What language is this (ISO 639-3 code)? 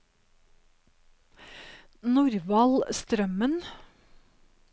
nor